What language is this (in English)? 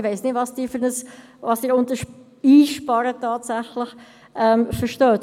Swiss German